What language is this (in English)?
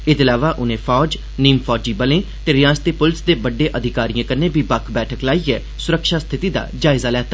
Dogri